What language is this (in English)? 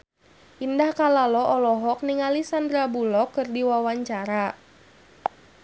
Sundanese